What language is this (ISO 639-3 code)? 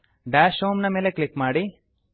kan